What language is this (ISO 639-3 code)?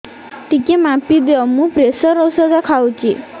ori